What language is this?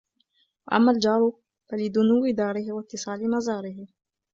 Arabic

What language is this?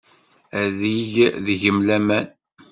Kabyle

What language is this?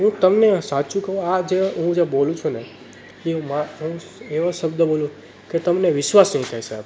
Gujarati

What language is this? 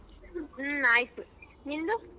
Kannada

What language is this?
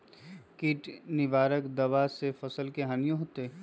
Magahi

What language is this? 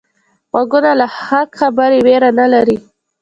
Pashto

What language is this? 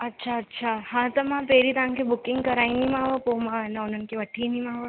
Sindhi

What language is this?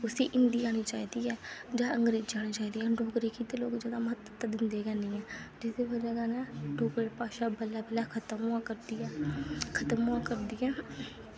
Dogri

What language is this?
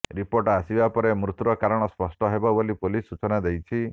Odia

